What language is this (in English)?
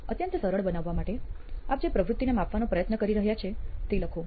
Gujarati